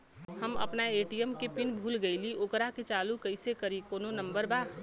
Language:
Bhojpuri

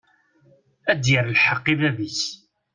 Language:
Kabyle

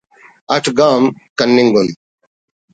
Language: Brahui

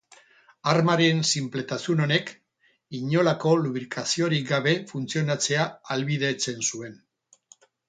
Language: Basque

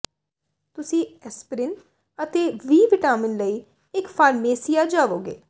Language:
Punjabi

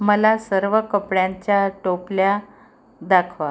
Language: Marathi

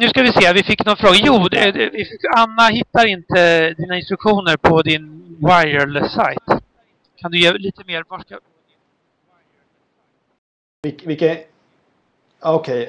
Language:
Swedish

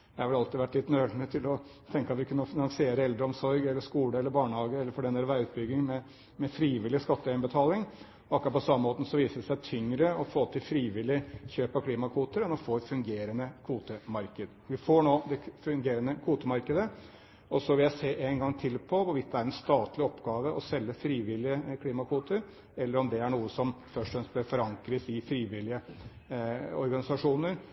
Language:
Norwegian Bokmål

